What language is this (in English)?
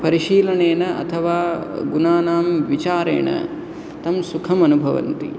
Sanskrit